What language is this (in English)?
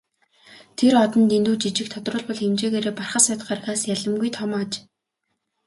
Mongolian